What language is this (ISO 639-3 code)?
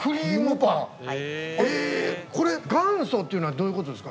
jpn